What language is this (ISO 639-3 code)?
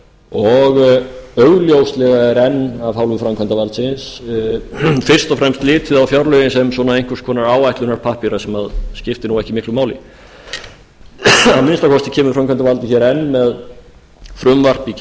isl